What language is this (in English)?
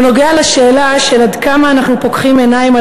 Hebrew